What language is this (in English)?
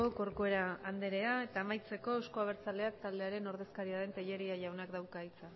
Basque